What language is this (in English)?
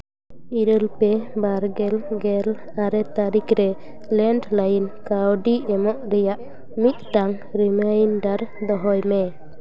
Santali